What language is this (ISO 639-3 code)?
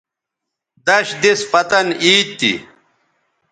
btv